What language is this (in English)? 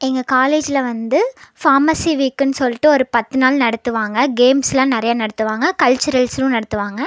Tamil